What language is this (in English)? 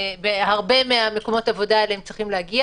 Hebrew